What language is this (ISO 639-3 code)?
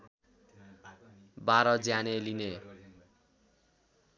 nep